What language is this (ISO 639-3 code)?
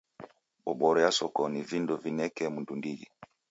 dav